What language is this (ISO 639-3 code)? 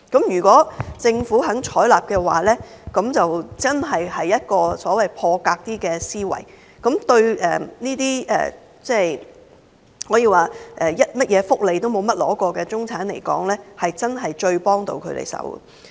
yue